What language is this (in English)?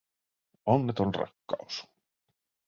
Finnish